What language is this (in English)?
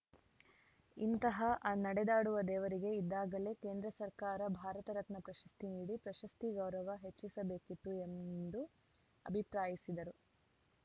Kannada